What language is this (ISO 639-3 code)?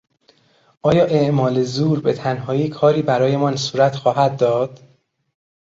fas